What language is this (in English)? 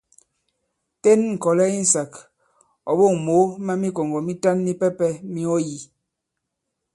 Bankon